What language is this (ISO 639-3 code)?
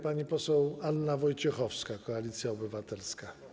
pol